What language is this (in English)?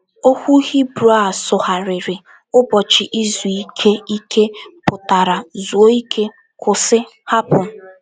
Igbo